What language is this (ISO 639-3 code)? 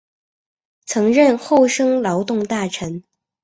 zho